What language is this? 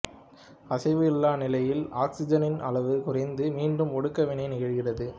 Tamil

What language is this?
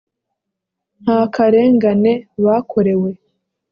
Kinyarwanda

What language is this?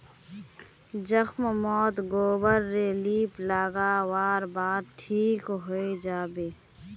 Magahi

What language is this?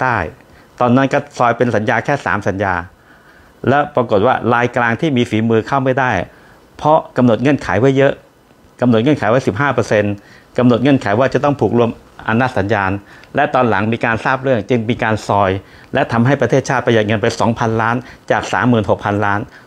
Thai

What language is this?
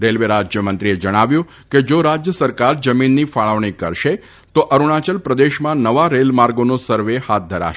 Gujarati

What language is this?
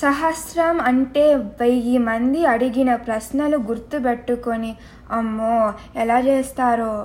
Telugu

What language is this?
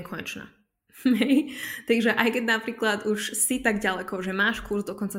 Slovak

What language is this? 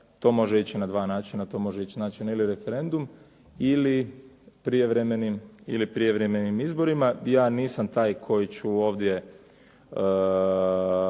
Croatian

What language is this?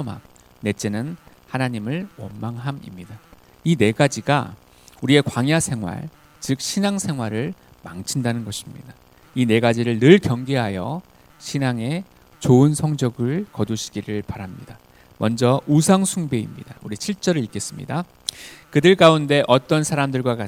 Korean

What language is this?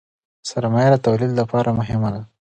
Pashto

